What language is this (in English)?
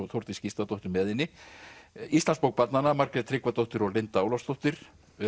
Icelandic